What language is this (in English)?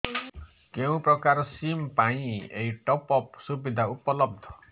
Odia